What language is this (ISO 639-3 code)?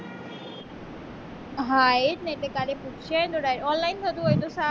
guj